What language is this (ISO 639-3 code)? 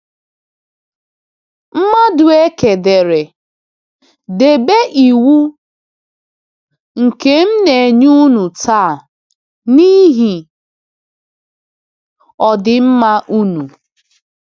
ibo